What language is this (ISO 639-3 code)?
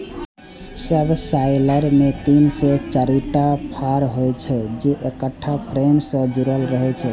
mai